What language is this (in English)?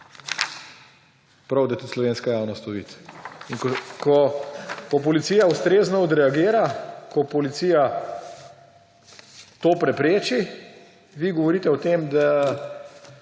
Slovenian